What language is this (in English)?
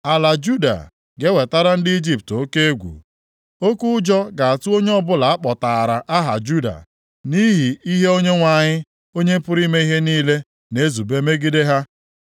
Igbo